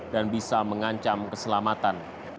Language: Indonesian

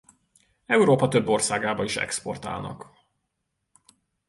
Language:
Hungarian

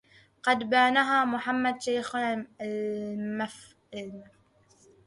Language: Arabic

